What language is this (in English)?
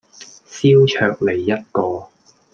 Cantonese